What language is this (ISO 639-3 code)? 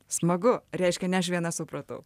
lit